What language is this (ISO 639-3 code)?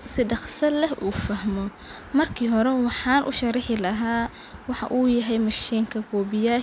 som